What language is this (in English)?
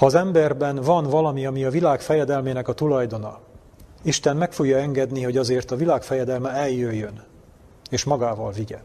Hungarian